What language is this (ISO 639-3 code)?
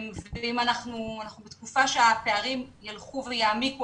heb